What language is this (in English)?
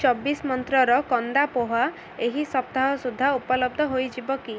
Odia